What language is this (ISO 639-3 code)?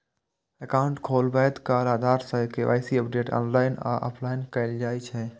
mai